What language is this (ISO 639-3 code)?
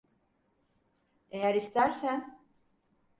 tur